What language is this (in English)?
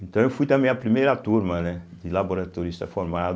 Portuguese